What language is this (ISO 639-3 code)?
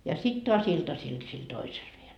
fin